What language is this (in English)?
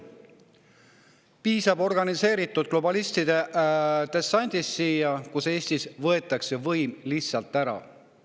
Estonian